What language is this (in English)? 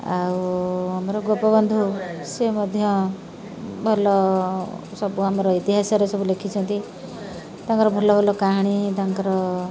Odia